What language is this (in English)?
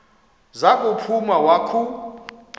Xhosa